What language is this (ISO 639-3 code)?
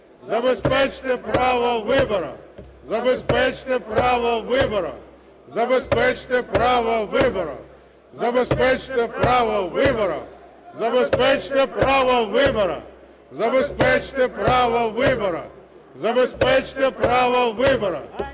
ukr